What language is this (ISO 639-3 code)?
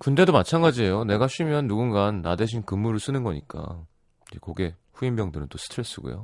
kor